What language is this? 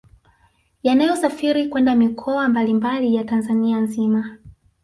Swahili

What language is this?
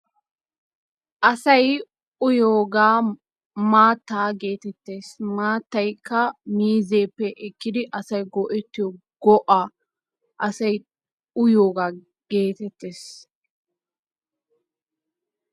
Wolaytta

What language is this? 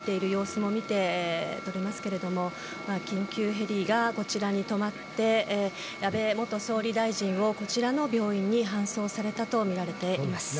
Japanese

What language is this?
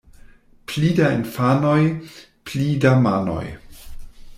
Esperanto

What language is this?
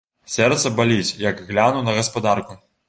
Belarusian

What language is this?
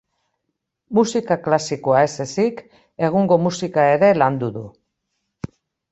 Basque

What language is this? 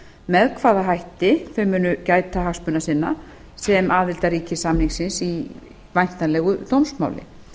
Icelandic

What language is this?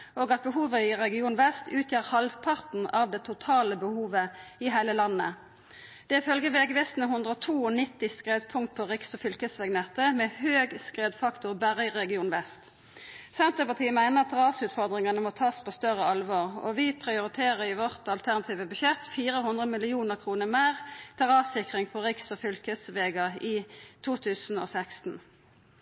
Norwegian Nynorsk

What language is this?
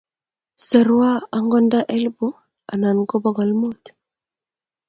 Kalenjin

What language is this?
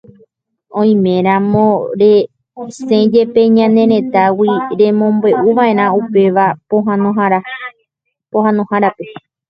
Guarani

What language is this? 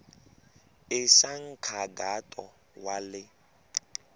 Tsonga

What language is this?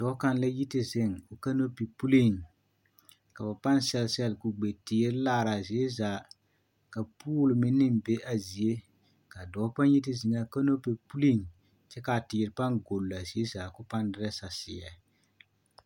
Southern Dagaare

